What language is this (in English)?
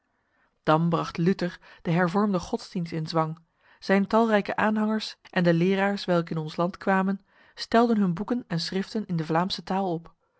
Dutch